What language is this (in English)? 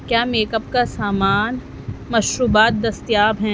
Urdu